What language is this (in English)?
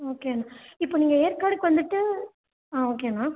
Tamil